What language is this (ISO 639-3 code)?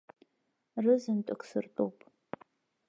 abk